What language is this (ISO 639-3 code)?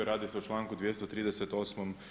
hrv